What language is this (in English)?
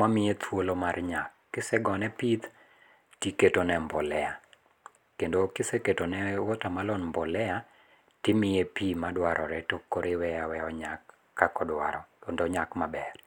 Luo (Kenya and Tanzania)